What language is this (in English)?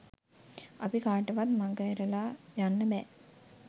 Sinhala